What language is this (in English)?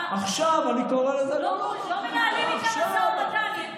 Hebrew